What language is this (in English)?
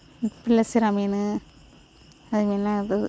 Tamil